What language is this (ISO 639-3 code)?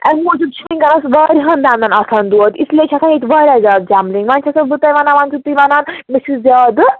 kas